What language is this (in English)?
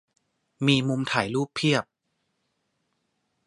Thai